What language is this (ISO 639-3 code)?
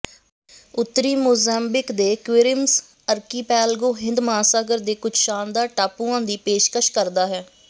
pan